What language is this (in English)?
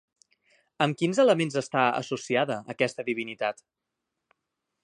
Catalan